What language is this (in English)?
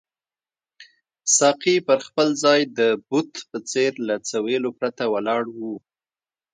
Pashto